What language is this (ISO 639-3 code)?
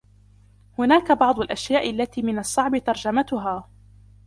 ara